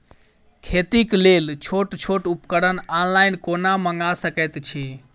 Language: Maithili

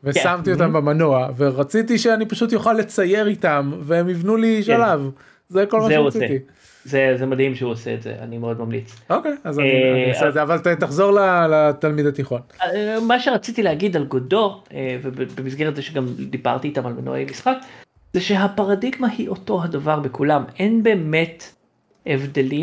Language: Hebrew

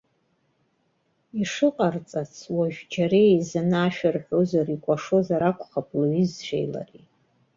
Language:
Abkhazian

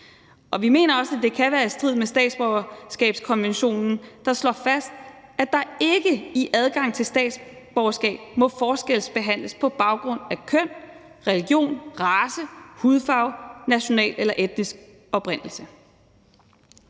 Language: Danish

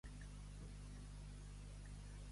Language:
Catalan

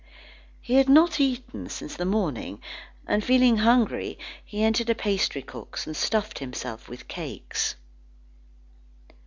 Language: English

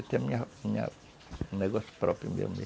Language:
Portuguese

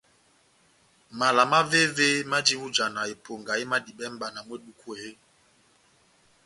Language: Batanga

